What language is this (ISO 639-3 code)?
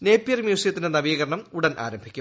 mal